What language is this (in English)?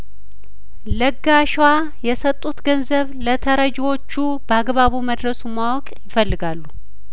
Amharic